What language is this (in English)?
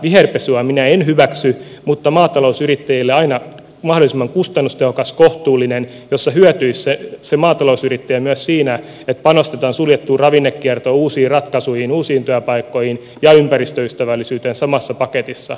Finnish